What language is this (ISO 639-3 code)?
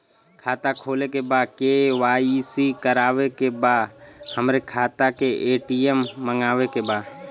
bho